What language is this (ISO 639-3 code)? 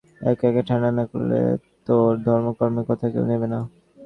ben